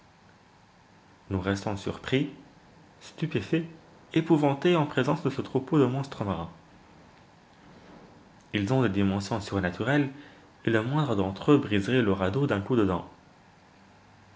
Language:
French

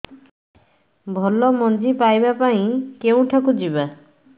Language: Odia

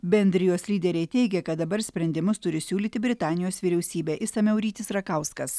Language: Lithuanian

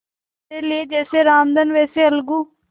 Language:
Hindi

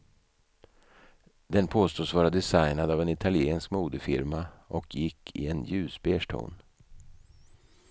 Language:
Swedish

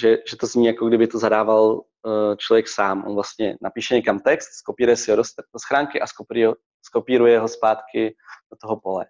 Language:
Czech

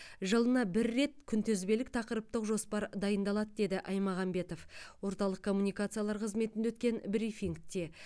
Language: Kazakh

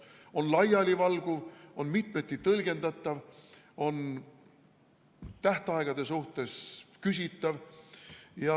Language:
Estonian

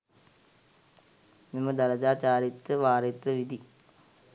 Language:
Sinhala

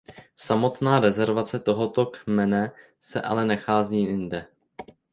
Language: Czech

